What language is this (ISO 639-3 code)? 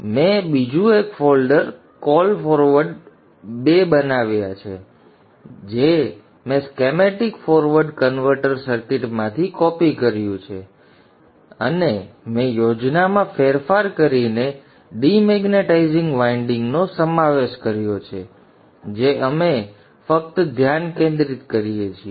guj